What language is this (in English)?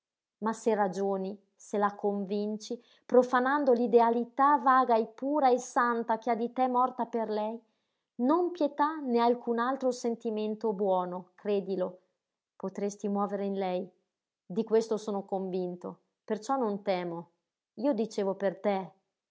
Italian